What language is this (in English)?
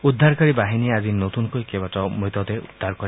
Assamese